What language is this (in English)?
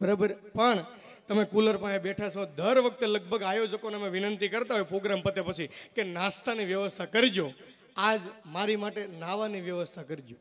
Gujarati